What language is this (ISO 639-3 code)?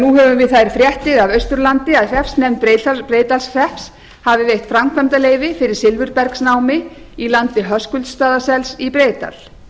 isl